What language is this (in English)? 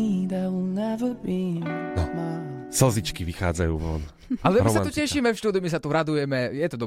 Slovak